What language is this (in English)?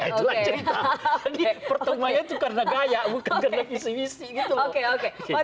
Indonesian